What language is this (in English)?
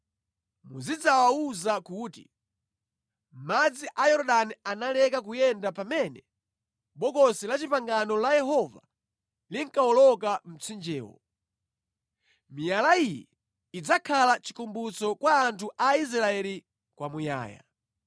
Nyanja